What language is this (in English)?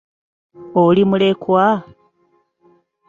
Ganda